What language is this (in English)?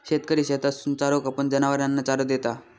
Marathi